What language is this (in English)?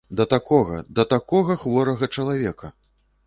Belarusian